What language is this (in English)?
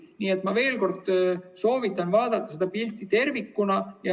Estonian